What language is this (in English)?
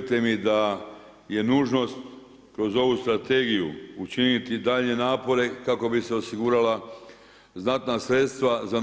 Croatian